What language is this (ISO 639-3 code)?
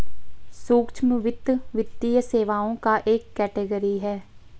hin